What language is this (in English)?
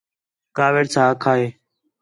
Khetrani